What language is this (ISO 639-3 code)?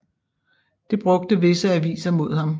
dan